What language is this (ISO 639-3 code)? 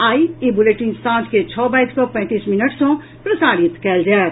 mai